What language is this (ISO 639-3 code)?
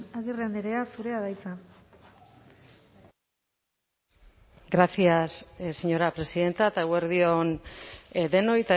eus